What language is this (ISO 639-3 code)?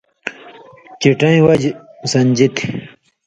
mvy